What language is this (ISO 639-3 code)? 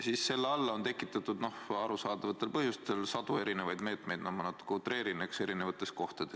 est